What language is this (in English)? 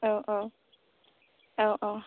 Bodo